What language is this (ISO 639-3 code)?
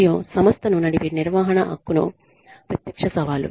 tel